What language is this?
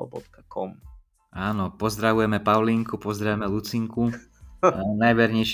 Slovak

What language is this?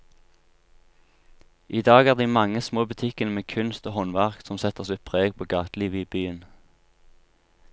Norwegian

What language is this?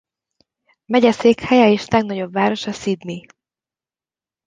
Hungarian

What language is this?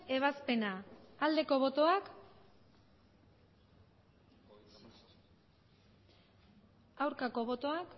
Basque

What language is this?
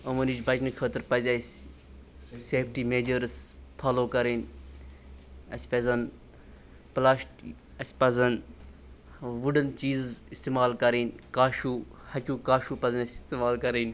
Kashmiri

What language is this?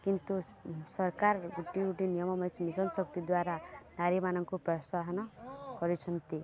Odia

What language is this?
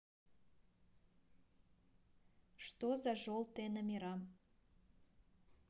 Russian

